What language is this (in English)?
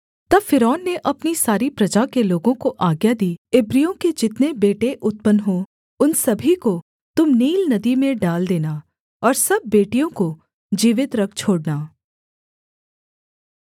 Hindi